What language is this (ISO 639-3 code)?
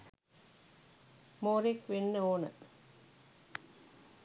sin